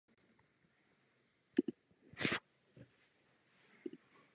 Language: Czech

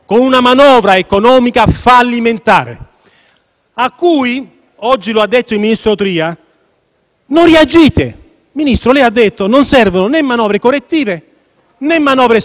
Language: Italian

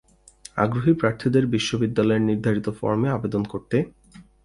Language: Bangla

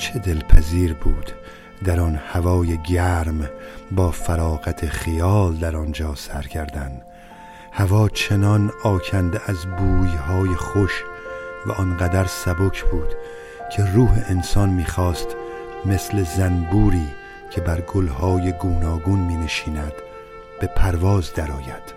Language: Persian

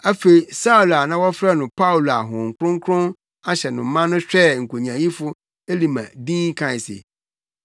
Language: Akan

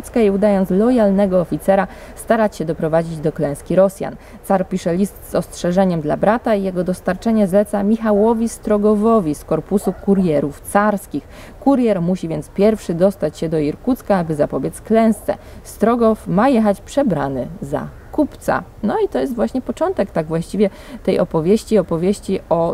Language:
Polish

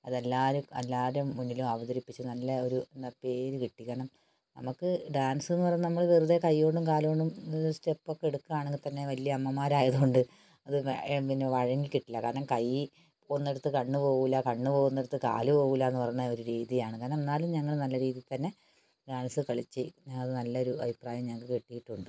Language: Malayalam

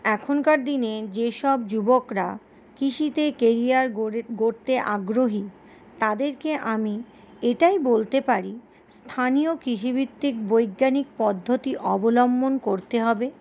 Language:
Bangla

